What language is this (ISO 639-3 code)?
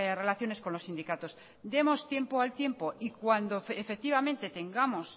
spa